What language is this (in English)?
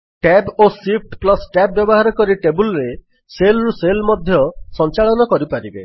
Odia